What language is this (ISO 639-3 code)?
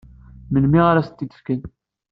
kab